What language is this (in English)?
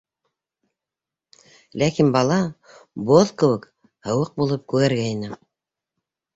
Bashkir